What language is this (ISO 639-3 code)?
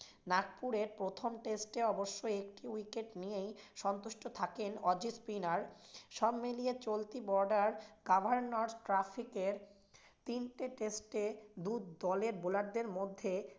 ben